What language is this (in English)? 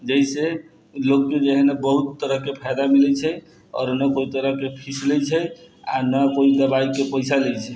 Maithili